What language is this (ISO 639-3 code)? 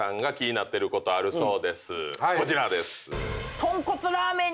jpn